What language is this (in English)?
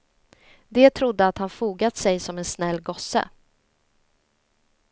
Swedish